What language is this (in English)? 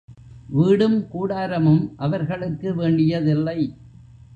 Tamil